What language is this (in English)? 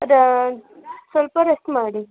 Kannada